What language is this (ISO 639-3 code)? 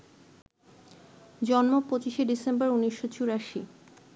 ben